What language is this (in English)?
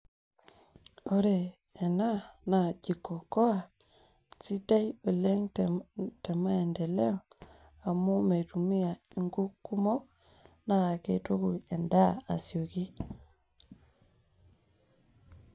Masai